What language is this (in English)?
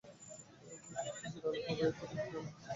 Bangla